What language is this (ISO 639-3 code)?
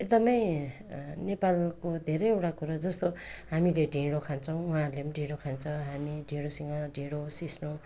nep